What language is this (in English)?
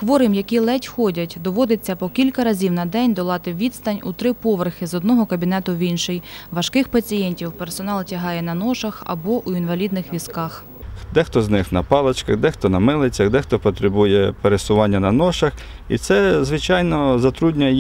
Ukrainian